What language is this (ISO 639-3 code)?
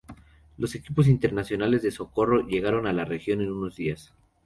spa